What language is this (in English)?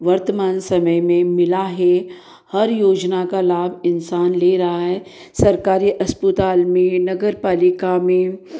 Hindi